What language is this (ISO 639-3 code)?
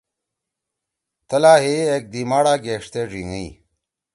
trw